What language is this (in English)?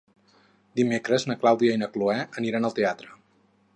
Catalan